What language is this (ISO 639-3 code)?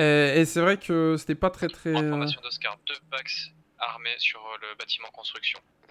fra